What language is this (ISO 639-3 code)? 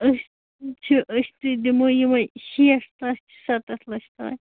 kas